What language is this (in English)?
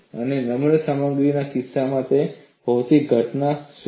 Gujarati